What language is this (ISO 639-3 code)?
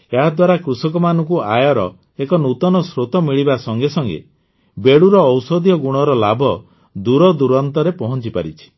ori